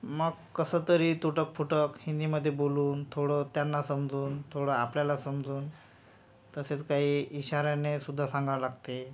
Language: Marathi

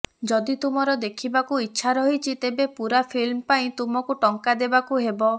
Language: Odia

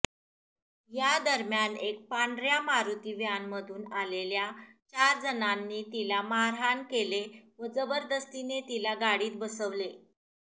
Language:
Marathi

